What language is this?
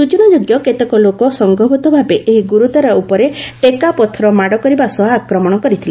Odia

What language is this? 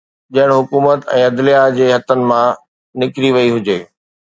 Sindhi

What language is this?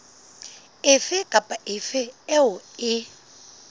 Southern Sotho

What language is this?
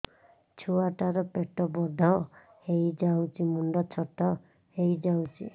Odia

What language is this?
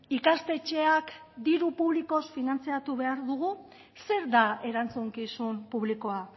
Basque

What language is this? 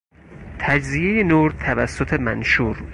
Persian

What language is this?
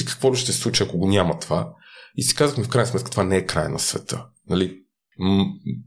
Bulgarian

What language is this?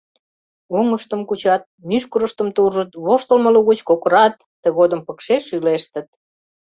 Mari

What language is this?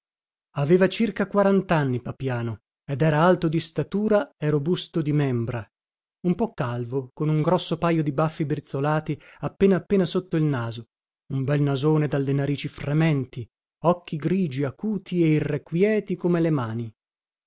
Italian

